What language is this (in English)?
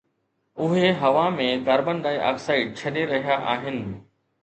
Sindhi